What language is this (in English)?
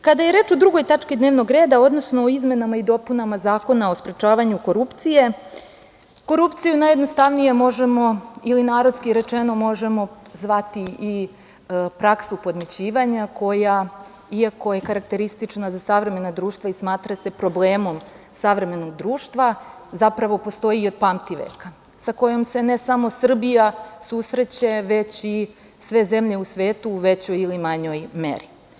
Serbian